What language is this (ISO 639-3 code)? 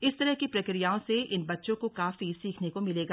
hin